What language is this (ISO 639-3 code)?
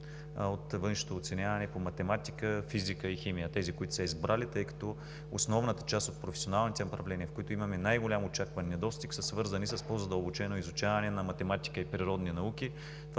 bul